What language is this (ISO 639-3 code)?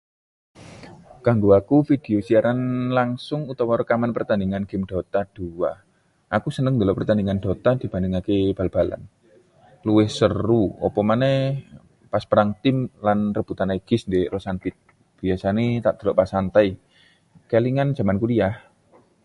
jav